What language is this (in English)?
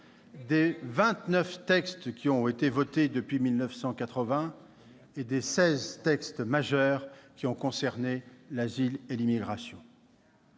French